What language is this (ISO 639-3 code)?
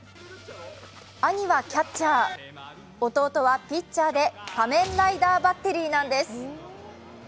jpn